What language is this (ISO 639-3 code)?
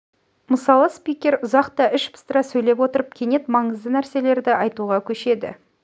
kaz